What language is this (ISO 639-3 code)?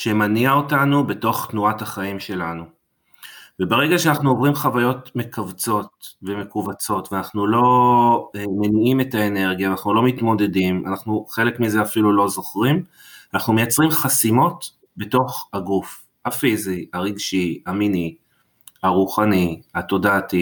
heb